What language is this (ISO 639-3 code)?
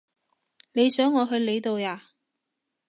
yue